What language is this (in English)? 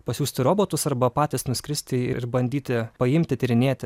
Lithuanian